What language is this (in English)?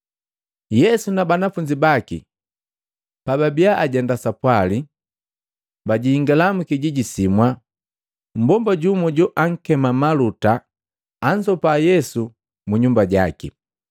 Matengo